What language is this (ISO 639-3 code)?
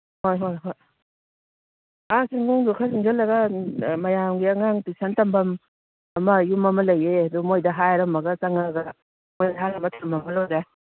mni